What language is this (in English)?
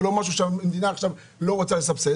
Hebrew